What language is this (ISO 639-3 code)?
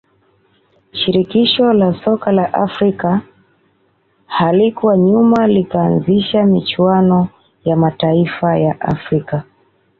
swa